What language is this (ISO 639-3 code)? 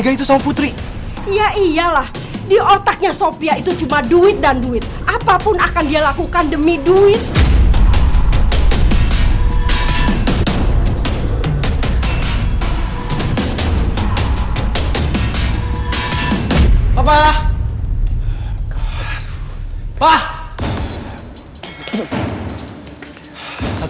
ind